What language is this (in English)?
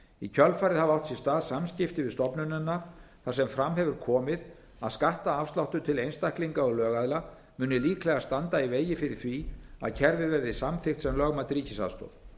Icelandic